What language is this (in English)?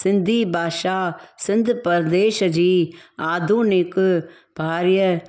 Sindhi